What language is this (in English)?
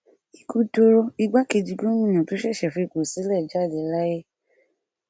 Yoruba